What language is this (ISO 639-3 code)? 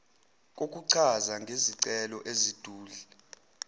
zul